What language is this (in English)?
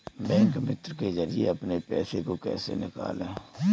Hindi